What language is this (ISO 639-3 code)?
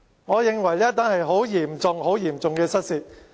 yue